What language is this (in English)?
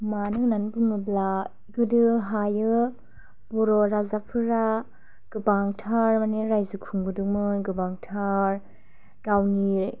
Bodo